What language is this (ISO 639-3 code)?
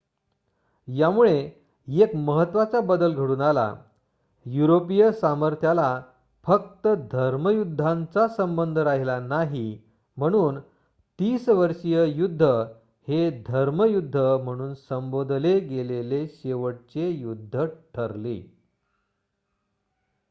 mar